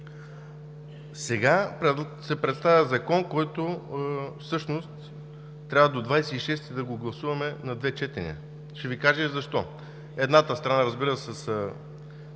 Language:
Bulgarian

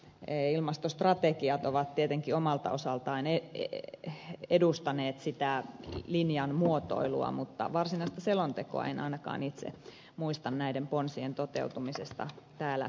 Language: Finnish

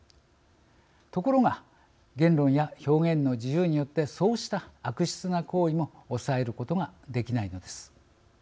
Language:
Japanese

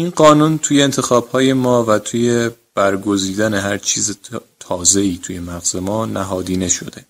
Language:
Persian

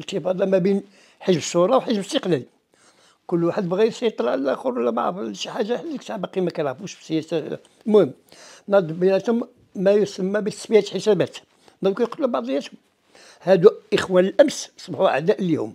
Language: Arabic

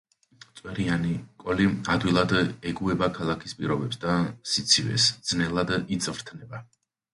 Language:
Georgian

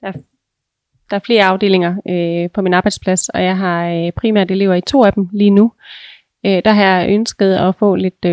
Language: Danish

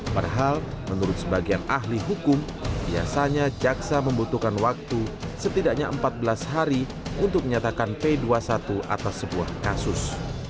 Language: Indonesian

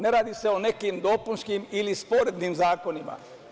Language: Serbian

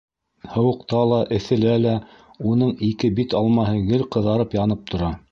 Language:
Bashkir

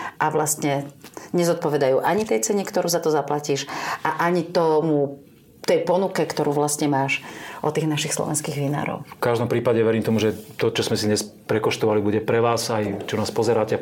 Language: Slovak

